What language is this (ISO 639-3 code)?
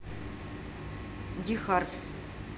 rus